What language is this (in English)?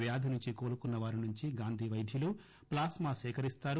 Telugu